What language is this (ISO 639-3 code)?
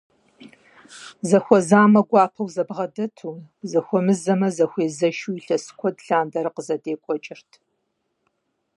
kbd